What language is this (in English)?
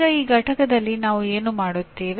Kannada